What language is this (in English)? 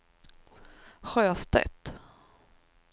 Swedish